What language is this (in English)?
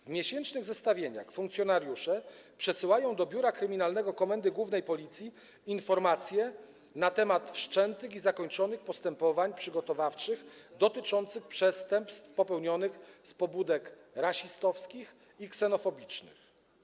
Polish